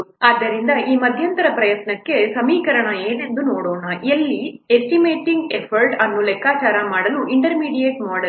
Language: Kannada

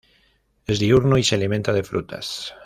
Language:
Spanish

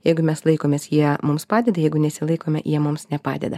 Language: Lithuanian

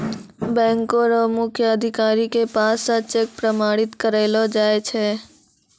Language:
Maithili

